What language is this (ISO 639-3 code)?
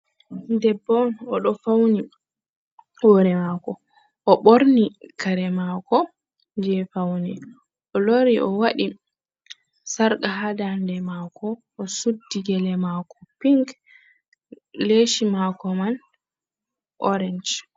ful